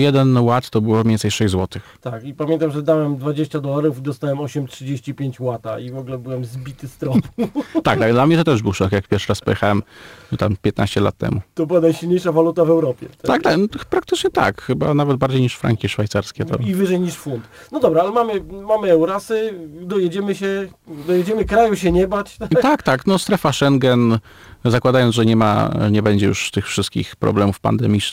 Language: Polish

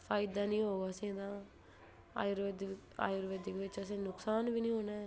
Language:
Dogri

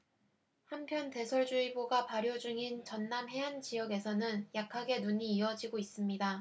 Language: Korean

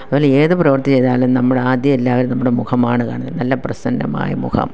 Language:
Malayalam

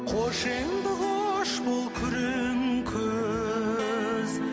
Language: Kazakh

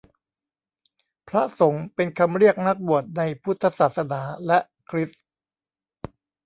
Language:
Thai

